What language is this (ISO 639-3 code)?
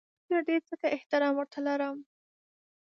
pus